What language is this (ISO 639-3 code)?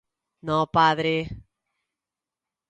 glg